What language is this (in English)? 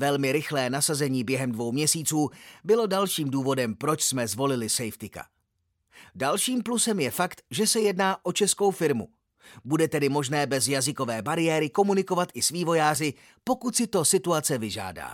Czech